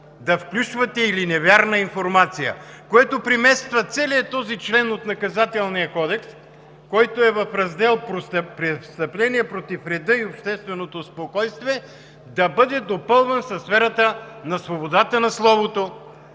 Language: Bulgarian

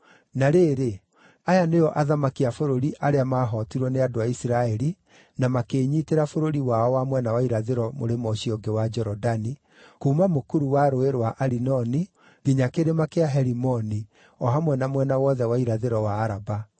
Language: Kikuyu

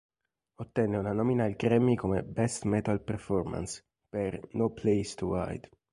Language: Italian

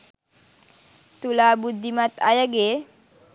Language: Sinhala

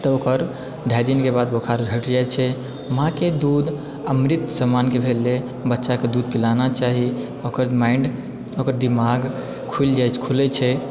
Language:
Maithili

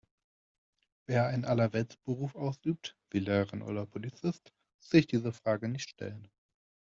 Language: German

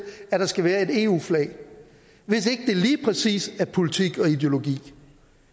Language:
Danish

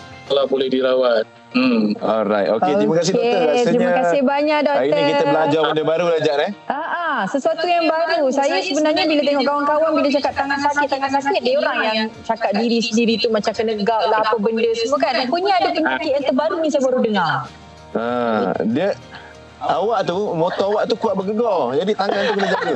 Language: Malay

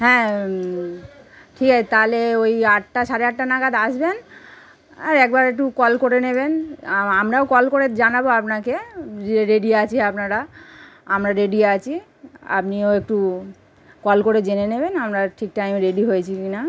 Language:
Bangla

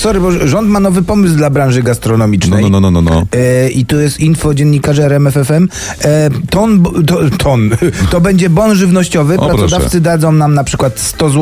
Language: Polish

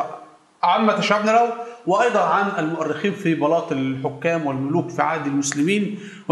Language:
Arabic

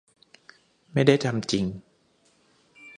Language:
Thai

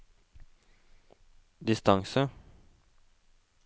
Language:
Norwegian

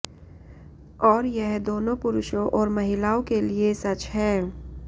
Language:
Hindi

